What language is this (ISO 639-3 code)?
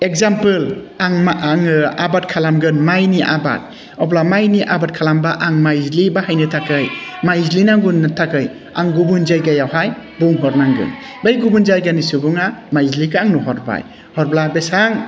brx